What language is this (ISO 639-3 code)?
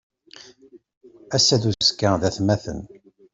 kab